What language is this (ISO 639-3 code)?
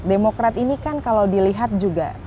ind